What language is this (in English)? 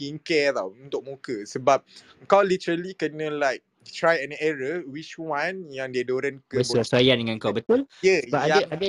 Malay